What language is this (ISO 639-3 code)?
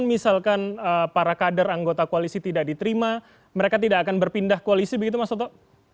ind